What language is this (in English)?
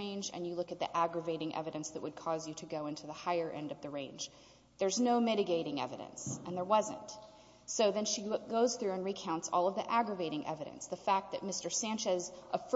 English